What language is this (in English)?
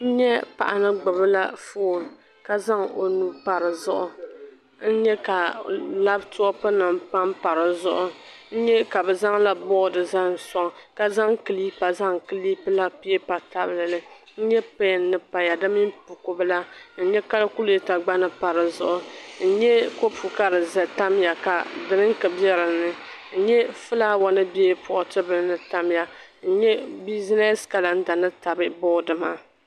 Dagbani